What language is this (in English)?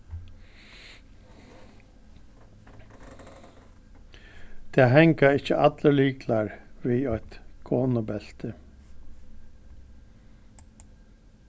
Faroese